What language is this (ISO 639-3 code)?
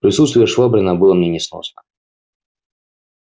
rus